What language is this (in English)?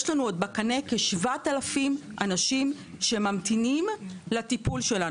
Hebrew